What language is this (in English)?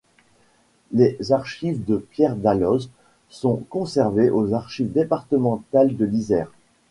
French